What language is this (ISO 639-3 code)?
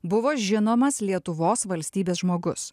lit